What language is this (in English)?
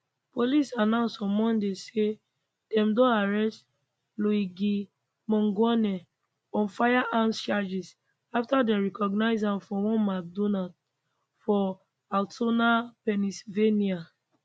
Nigerian Pidgin